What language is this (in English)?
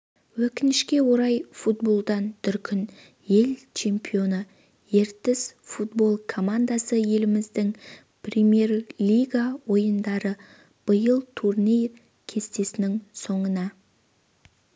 Kazakh